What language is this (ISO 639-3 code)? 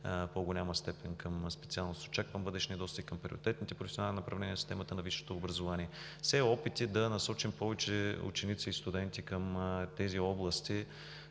bul